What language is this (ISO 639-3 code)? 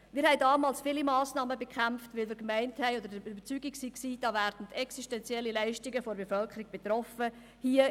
gsw